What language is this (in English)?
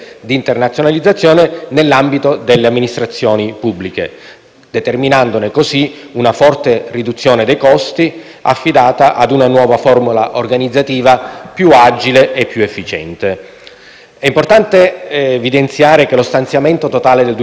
Italian